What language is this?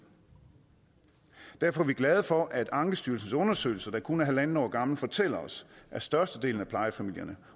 Danish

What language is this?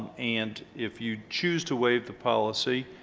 English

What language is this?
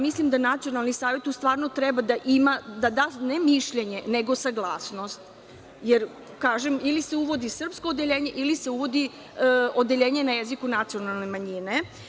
Serbian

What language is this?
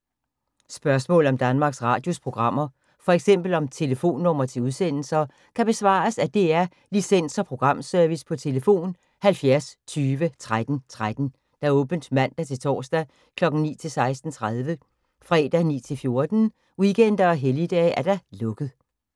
Danish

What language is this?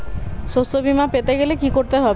Bangla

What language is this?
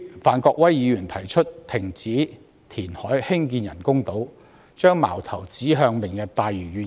Cantonese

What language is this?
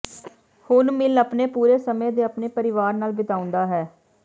Punjabi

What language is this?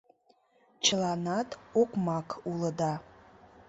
Mari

